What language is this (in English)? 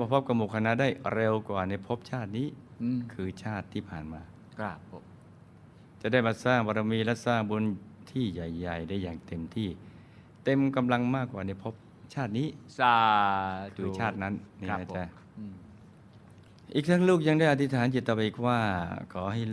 Thai